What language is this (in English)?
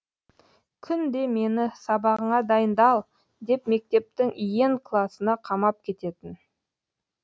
Kazakh